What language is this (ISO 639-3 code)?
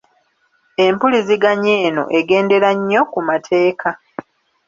lug